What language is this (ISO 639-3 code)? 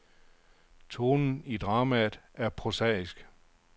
dan